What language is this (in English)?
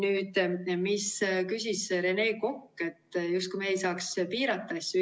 Estonian